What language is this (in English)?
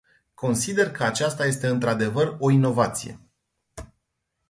Romanian